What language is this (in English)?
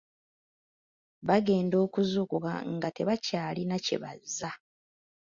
Ganda